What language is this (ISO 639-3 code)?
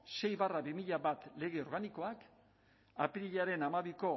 eus